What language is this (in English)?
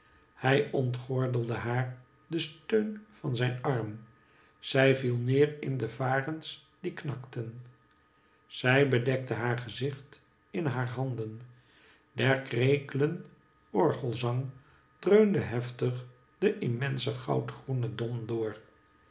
Dutch